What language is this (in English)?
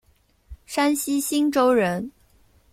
Chinese